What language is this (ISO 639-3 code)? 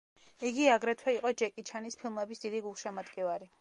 kat